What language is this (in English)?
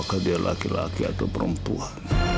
Indonesian